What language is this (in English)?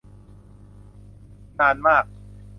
Thai